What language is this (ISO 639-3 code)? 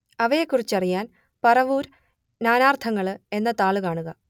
mal